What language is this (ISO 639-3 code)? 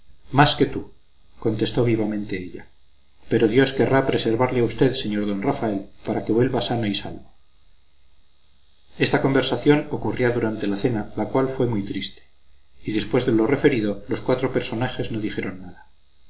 spa